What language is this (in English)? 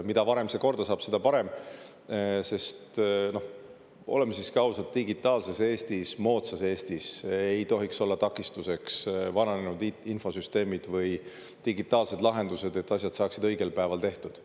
Estonian